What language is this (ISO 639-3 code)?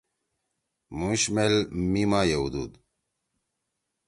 trw